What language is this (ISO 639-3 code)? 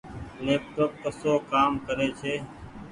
gig